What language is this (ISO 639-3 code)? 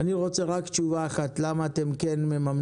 heb